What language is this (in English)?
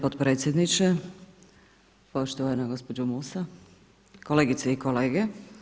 Croatian